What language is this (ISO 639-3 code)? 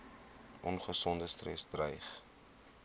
afr